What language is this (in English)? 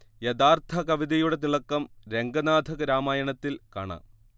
Malayalam